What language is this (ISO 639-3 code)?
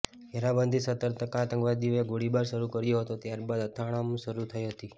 guj